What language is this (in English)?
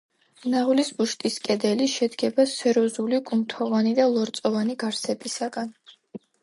Georgian